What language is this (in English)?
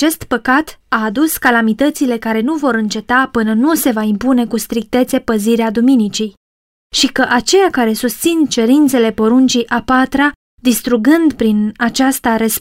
Romanian